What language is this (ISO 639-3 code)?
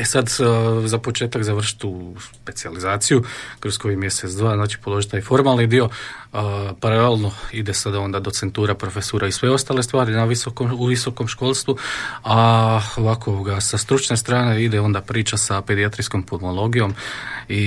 hrv